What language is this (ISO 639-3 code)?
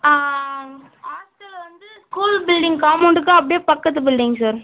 tam